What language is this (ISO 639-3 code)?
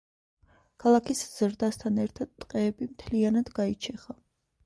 kat